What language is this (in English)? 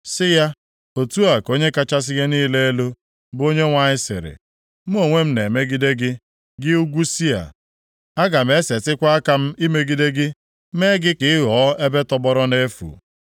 Igbo